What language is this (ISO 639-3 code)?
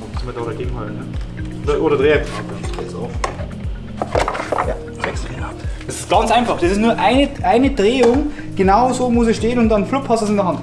deu